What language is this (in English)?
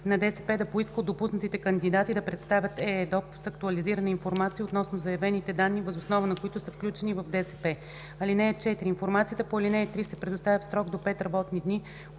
Bulgarian